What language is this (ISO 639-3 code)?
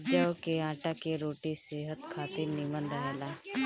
bho